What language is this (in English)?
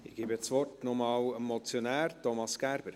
Swiss German